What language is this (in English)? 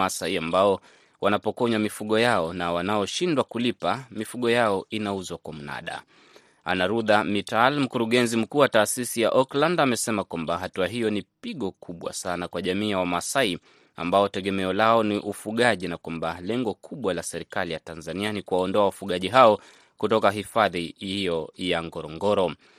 Swahili